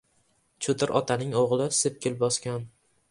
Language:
Uzbek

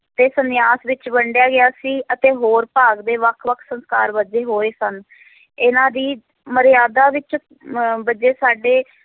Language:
Punjabi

